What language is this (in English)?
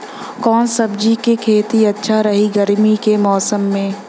Bhojpuri